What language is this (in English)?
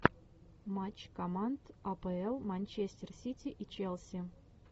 Russian